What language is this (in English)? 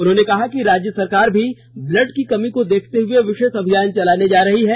Hindi